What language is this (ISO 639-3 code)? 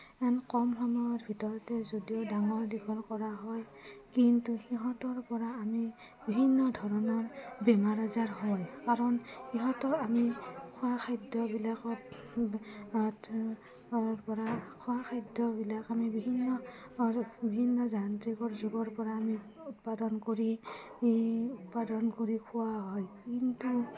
asm